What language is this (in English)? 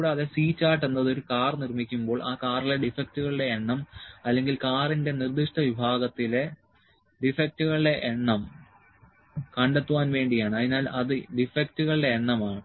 Malayalam